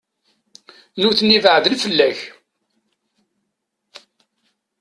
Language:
Kabyle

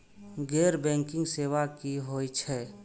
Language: Maithili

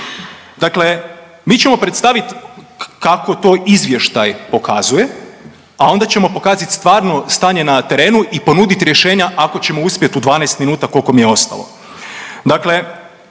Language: Croatian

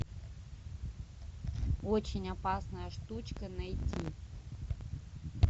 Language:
Russian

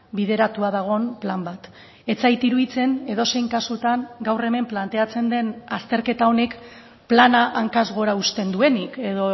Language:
Basque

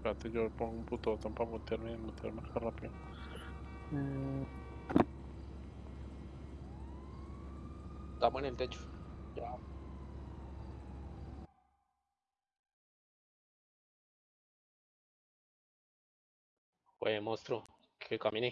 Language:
Spanish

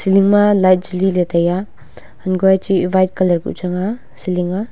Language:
Wancho Naga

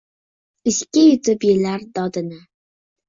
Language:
Uzbek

